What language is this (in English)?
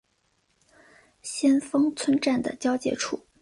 Chinese